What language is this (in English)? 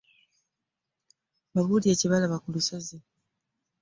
Ganda